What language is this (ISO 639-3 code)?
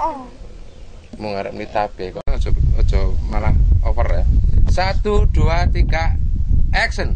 ind